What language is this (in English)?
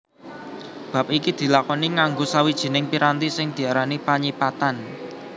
Javanese